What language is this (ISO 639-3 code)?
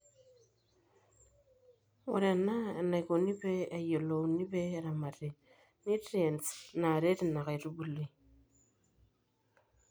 mas